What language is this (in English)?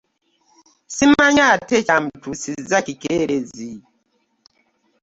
Ganda